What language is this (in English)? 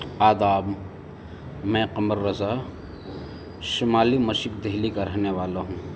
Urdu